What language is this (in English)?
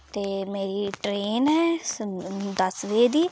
Dogri